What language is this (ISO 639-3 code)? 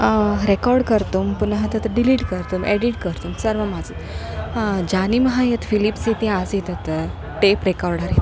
san